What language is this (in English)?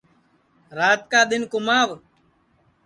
Sansi